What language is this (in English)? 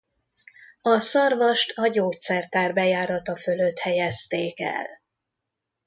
Hungarian